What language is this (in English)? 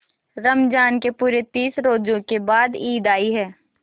Hindi